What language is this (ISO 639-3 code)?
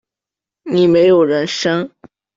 zho